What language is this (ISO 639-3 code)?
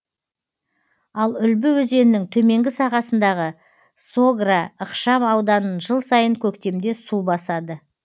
kaz